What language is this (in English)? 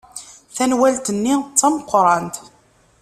Kabyle